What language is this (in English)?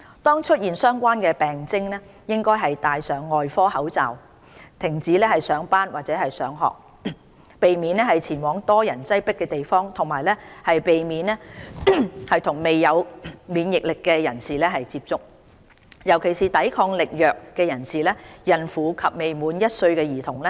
Cantonese